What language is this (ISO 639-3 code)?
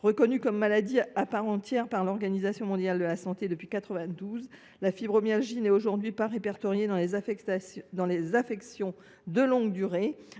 fra